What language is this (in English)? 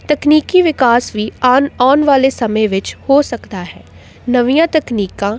Punjabi